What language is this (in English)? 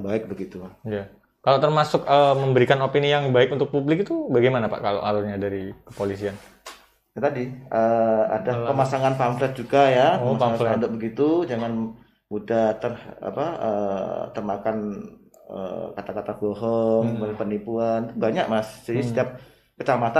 Indonesian